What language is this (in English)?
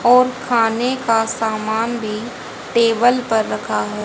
Hindi